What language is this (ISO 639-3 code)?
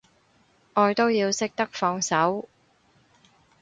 yue